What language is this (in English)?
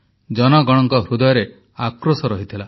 Odia